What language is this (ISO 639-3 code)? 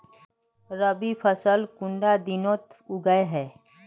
mag